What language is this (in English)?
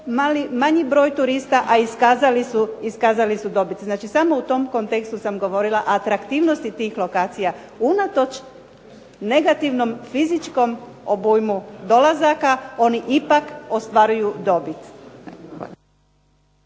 Croatian